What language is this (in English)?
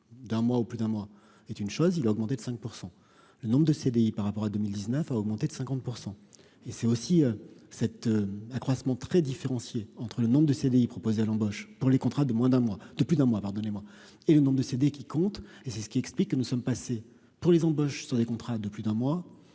French